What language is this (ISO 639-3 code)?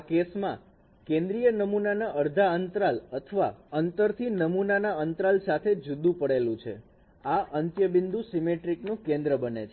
guj